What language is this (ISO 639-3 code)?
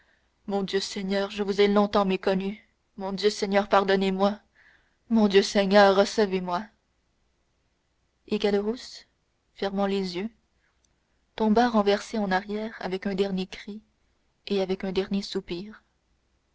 fra